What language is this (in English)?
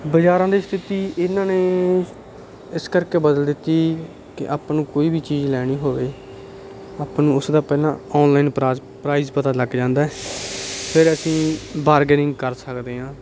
Punjabi